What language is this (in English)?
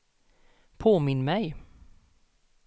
Swedish